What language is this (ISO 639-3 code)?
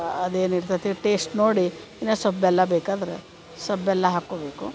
kan